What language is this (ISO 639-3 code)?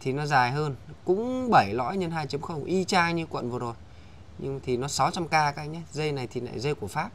vie